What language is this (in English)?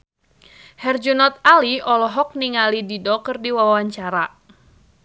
Sundanese